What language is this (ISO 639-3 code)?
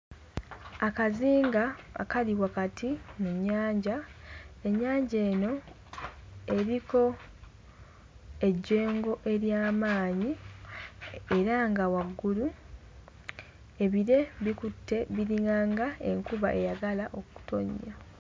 lug